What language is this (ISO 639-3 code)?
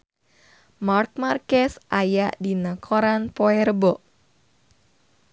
sun